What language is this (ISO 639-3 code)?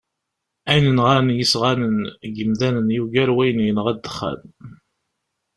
kab